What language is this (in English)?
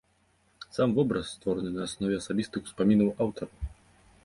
Belarusian